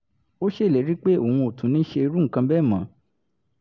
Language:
Yoruba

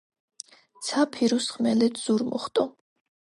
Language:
Georgian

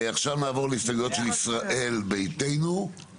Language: Hebrew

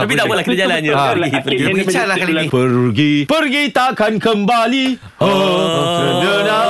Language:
Malay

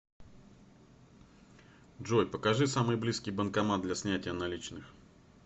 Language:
Russian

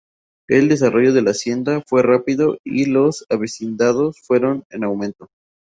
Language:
Spanish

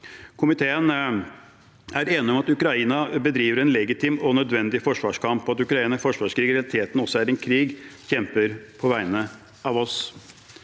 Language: Norwegian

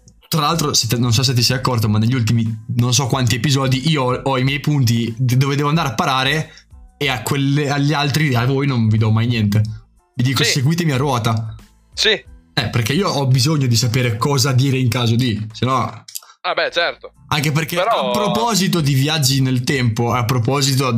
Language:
Italian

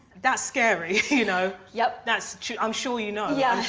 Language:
English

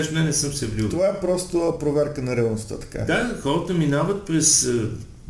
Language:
Bulgarian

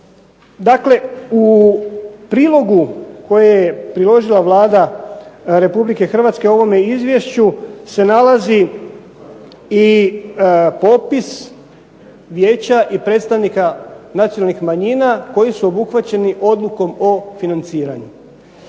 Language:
Croatian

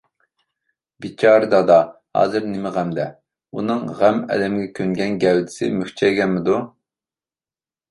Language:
Uyghur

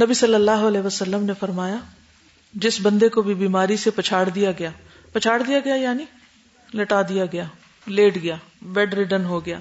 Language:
Urdu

